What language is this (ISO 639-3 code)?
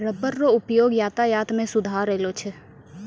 mai